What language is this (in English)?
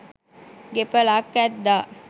Sinhala